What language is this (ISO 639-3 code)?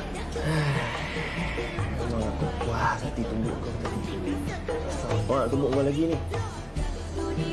msa